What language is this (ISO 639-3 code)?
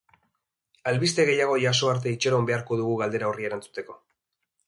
eus